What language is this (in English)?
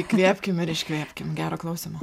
Lithuanian